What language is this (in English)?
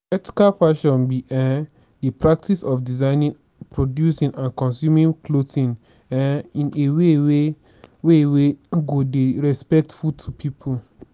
Nigerian Pidgin